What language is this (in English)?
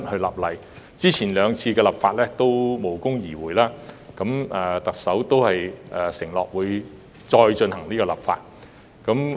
Cantonese